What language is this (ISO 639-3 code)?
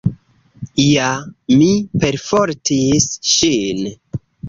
epo